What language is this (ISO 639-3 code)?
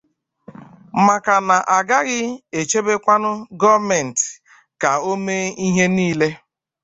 ibo